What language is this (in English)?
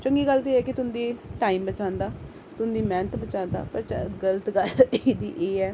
Dogri